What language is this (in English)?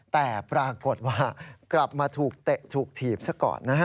Thai